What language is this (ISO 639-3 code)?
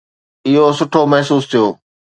snd